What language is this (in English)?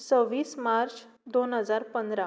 Konkani